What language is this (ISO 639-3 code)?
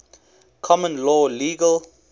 eng